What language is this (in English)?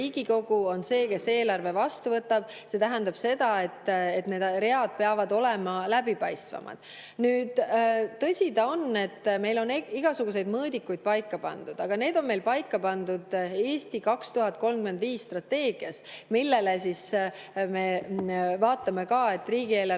Estonian